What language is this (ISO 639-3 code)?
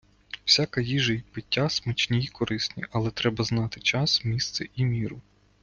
ukr